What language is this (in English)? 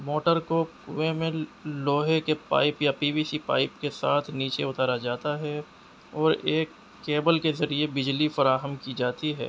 Urdu